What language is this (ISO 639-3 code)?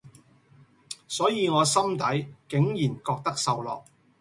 yue